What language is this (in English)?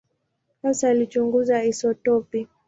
Swahili